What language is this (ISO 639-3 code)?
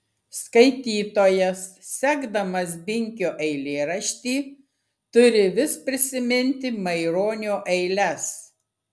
lit